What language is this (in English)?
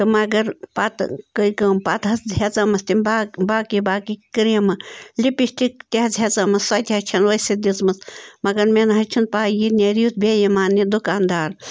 Kashmiri